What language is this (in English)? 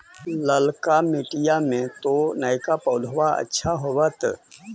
Magahi